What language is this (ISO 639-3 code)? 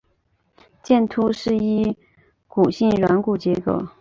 zho